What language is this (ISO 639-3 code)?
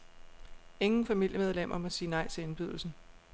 dan